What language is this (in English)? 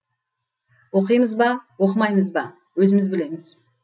Kazakh